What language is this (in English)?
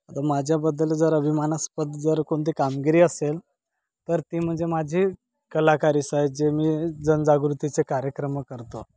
Marathi